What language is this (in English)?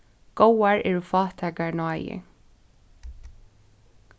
Faroese